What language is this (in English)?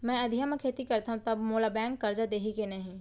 Chhattisgarhi